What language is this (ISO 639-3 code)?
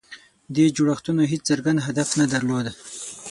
pus